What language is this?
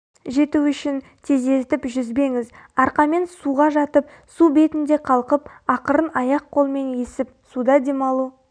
Kazakh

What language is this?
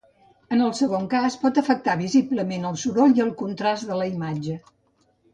Catalan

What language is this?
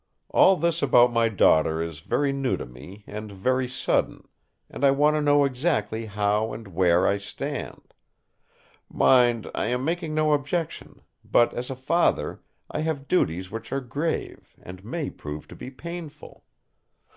English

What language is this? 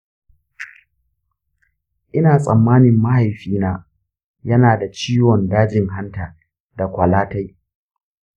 Hausa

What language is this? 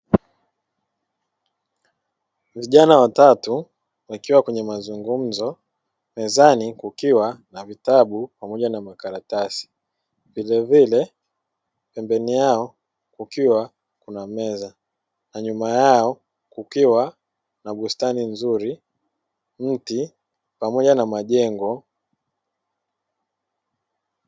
Swahili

